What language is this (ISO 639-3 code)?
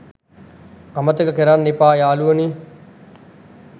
sin